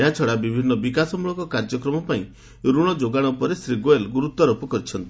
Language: Odia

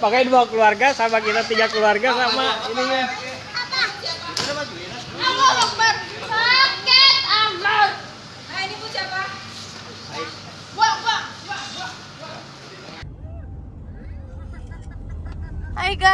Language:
Indonesian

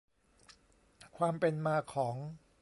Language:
Thai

